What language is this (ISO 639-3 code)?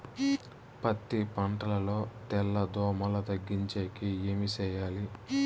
tel